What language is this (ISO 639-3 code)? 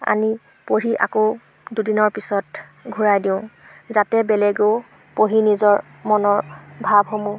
asm